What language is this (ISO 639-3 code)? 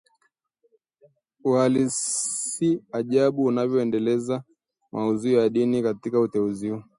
swa